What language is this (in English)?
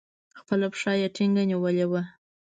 Pashto